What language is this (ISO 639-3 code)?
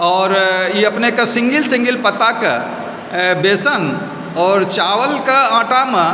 mai